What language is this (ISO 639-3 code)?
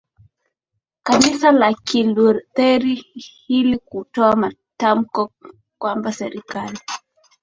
swa